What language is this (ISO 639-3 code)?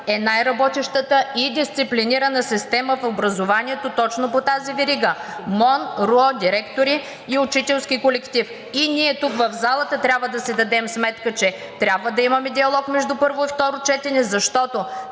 bul